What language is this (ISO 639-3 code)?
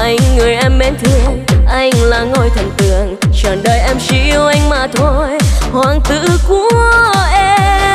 vie